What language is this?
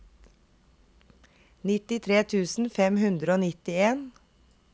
Norwegian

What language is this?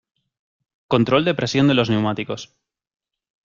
Spanish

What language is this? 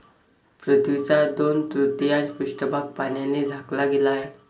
Marathi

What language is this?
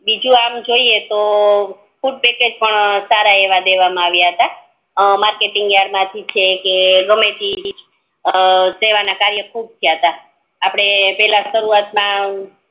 Gujarati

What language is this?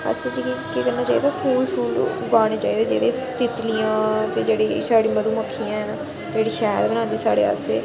Dogri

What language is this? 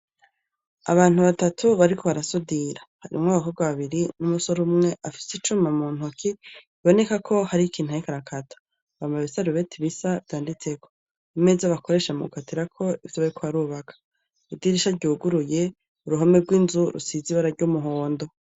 Rundi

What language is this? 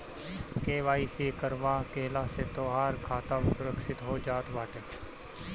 Bhojpuri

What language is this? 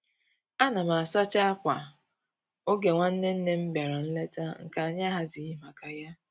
Igbo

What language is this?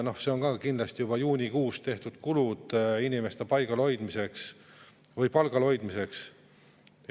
Estonian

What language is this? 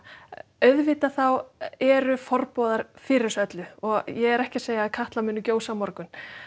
Icelandic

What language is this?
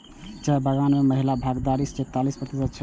Maithili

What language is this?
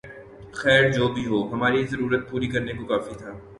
Urdu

